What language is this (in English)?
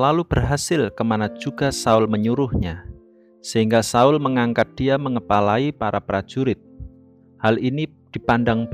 Indonesian